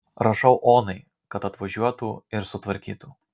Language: Lithuanian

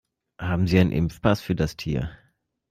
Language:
German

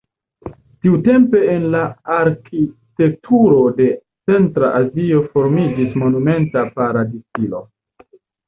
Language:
Esperanto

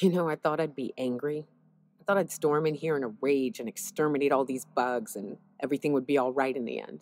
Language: English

